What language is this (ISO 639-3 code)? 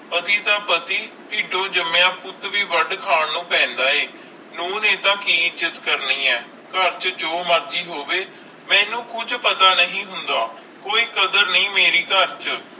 pan